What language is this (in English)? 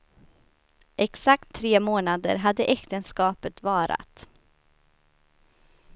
Swedish